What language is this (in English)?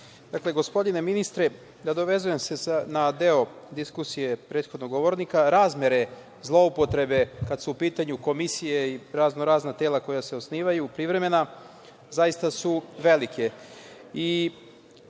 Serbian